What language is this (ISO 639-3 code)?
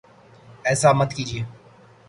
urd